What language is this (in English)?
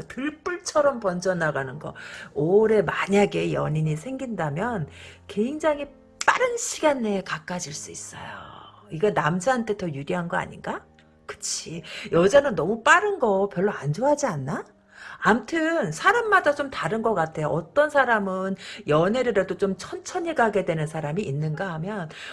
Korean